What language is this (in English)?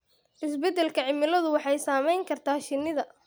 Somali